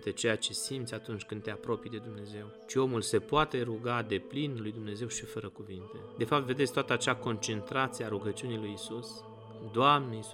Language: Romanian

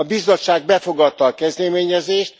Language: Hungarian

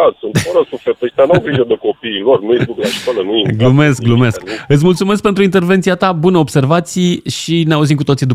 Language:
Romanian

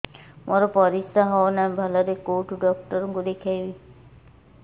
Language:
Odia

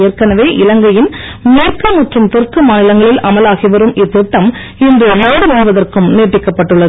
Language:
Tamil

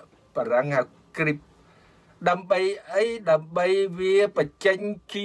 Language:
Thai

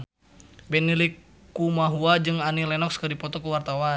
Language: Sundanese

